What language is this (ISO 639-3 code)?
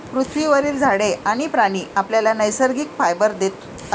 mar